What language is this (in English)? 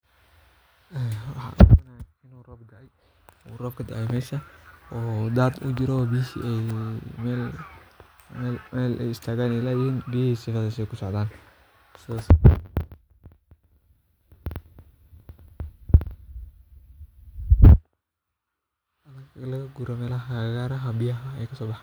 Somali